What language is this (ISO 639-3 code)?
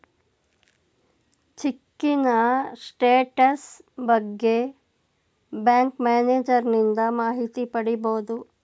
kan